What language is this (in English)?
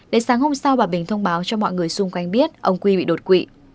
Vietnamese